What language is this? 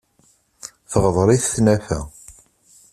Kabyle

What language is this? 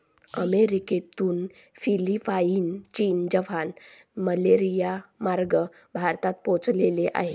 Marathi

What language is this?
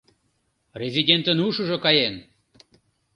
Mari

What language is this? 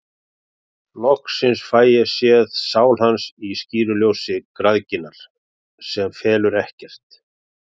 Icelandic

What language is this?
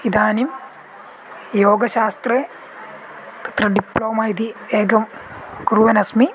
Sanskrit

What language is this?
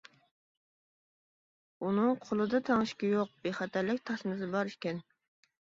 Uyghur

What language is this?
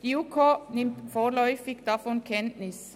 Swiss German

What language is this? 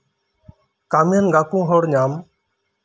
Santali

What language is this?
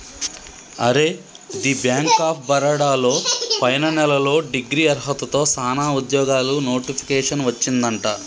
Telugu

